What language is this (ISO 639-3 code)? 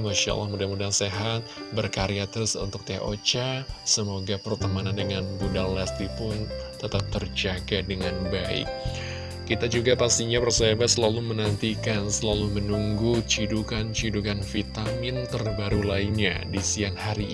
ind